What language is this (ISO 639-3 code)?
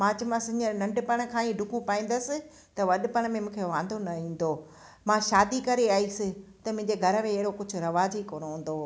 snd